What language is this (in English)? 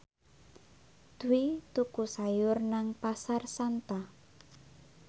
Javanese